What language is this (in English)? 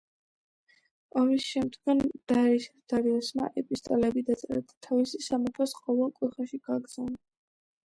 Georgian